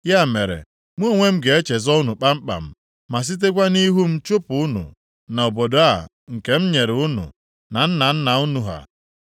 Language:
Igbo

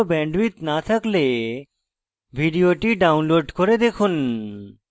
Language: Bangla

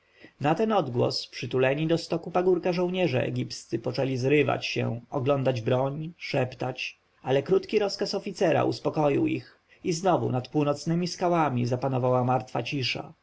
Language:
Polish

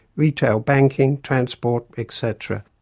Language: English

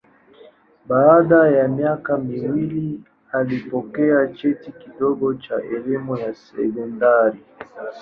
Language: Swahili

